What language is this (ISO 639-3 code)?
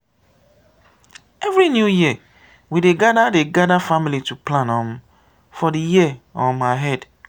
pcm